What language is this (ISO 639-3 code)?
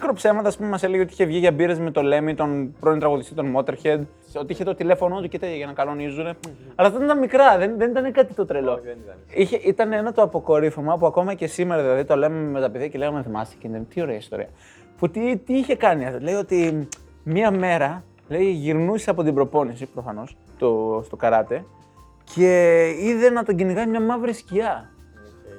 ell